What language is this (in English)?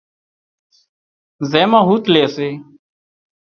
Wadiyara Koli